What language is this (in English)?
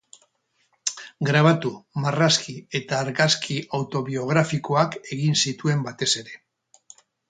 Basque